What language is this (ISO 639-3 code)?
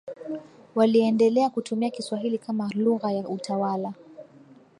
swa